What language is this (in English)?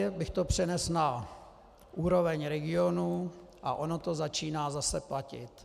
Czech